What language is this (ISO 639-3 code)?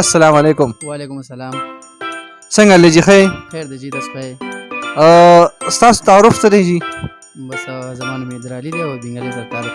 pus